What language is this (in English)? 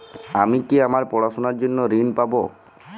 Bangla